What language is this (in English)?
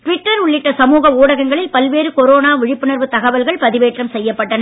Tamil